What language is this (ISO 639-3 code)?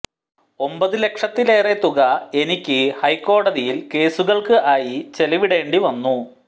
mal